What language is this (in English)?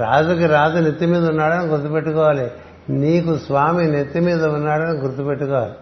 Telugu